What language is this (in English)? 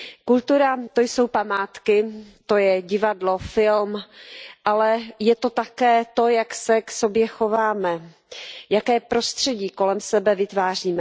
Czech